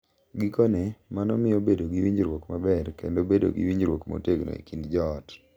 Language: Luo (Kenya and Tanzania)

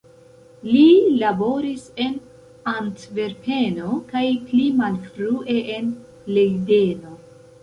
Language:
Esperanto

